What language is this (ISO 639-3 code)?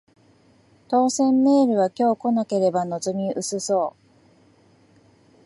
jpn